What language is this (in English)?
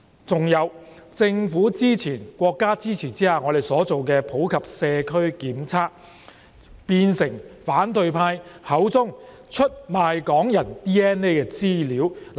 Cantonese